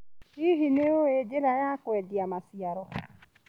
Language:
Kikuyu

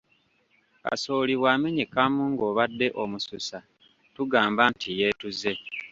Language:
Ganda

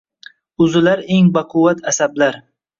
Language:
Uzbek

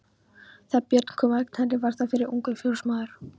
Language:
Icelandic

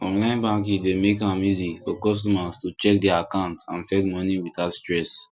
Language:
Nigerian Pidgin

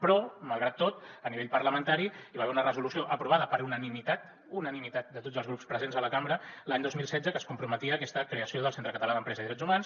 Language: Catalan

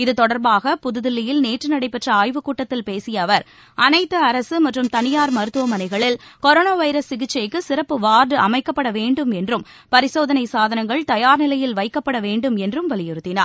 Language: Tamil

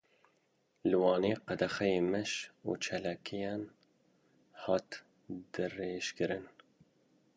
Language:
Kurdish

